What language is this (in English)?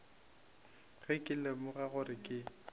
Northern Sotho